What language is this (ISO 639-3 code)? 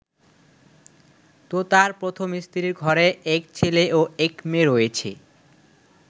ben